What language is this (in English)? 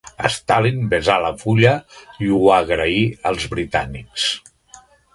Catalan